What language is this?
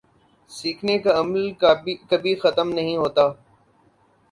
Urdu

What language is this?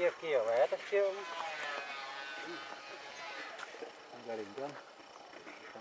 Indonesian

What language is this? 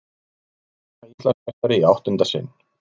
Icelandic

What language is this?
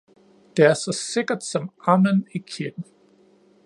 Danish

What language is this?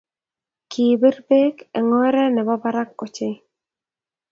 Kalenjin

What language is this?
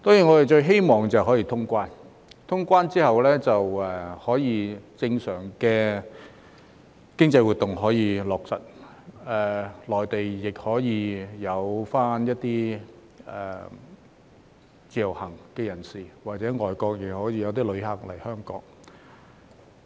Cantonese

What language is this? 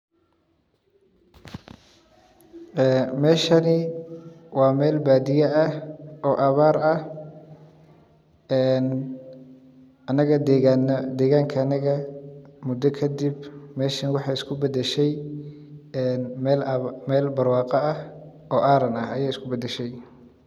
Somali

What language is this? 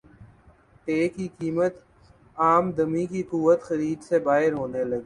Urdu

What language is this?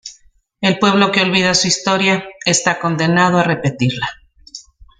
Spanish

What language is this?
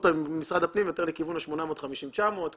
Hebrew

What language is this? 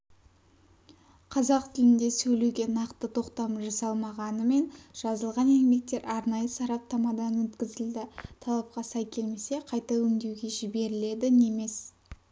Kazakh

